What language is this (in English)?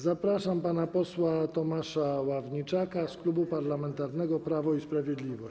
Polish